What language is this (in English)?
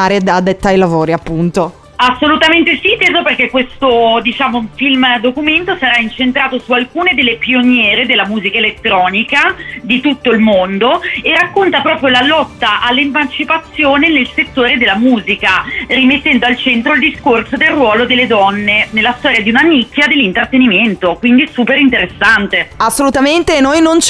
Italian